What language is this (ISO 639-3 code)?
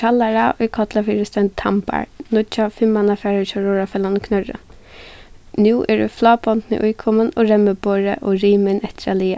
fao